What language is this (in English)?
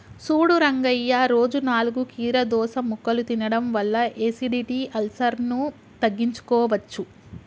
Telugu